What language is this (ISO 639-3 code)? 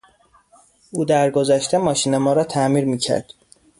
fas